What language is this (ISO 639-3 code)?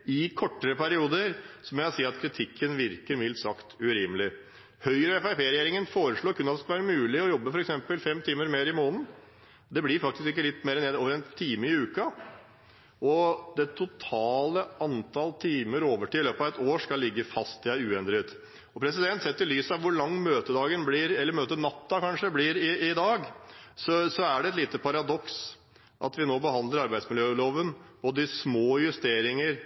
nob